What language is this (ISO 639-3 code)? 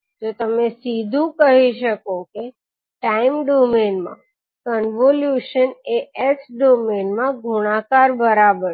guj